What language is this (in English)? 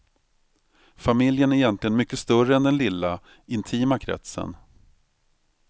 Swedish